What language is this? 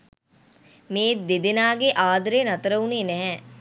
Sinhala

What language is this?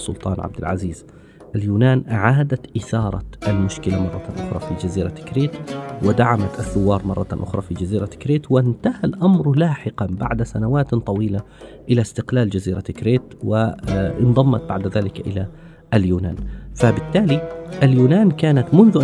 Arabic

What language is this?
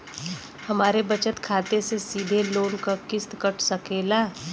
Bhojpuri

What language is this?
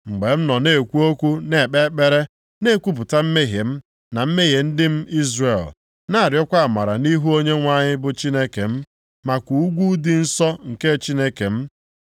Igbo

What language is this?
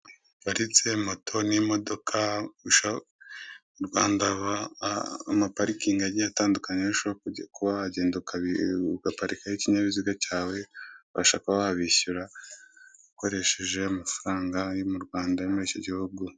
Kinyarwanda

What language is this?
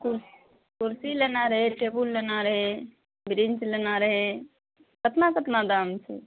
Maithili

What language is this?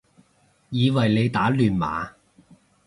Cantonese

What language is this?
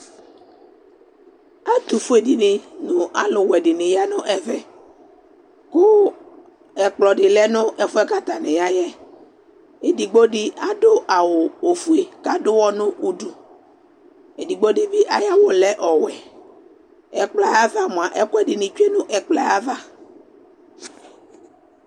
Ikposo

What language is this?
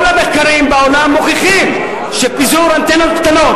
Hebrew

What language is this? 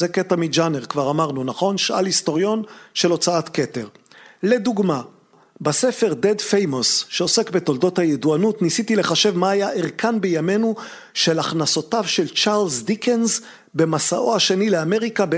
Hebrew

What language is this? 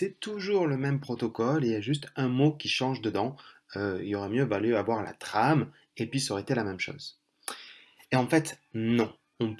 French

